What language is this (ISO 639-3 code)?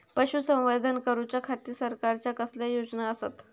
mar